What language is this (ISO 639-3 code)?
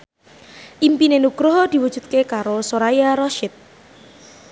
jav